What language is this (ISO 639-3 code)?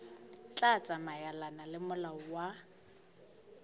sot